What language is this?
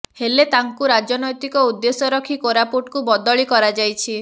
Odia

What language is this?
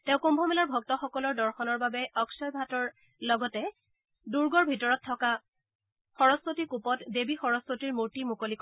Assamese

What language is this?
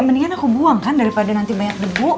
Indonesian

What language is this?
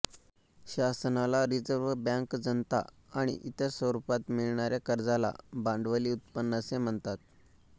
Marathi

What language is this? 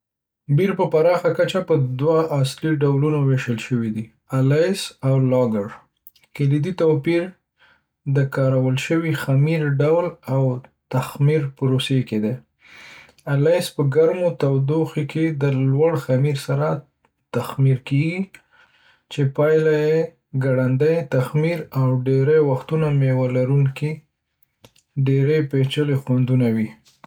Pashto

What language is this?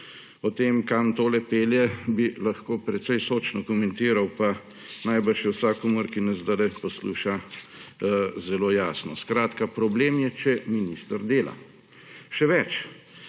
Slovenian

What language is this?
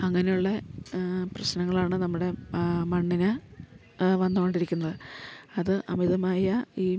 Malayalam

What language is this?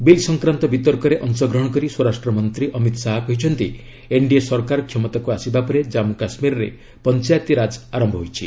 Odia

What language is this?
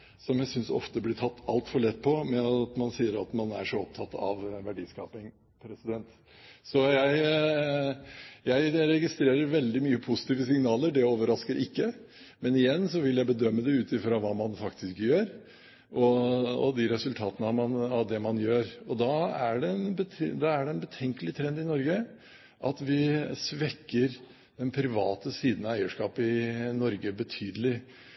Norwegian Bokmål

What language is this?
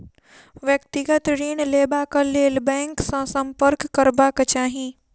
Maithili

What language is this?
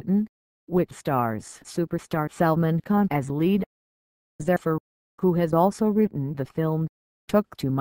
English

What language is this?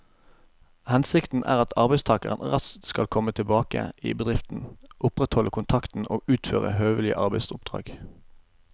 Norwegian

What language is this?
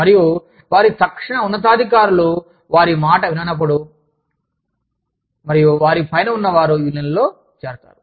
Telugu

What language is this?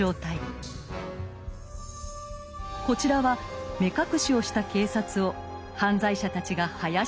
Japanese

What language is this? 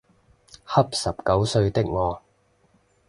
Cantonese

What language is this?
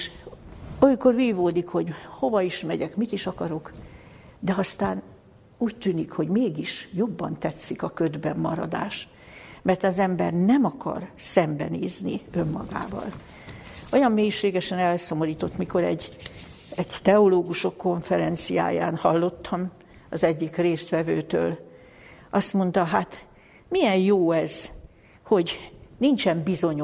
Hungarian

